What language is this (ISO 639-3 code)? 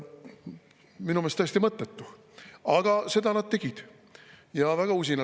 est